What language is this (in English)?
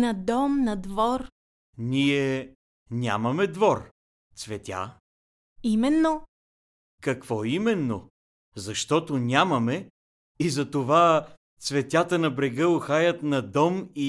Bulgarian